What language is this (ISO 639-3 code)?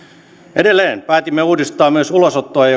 fin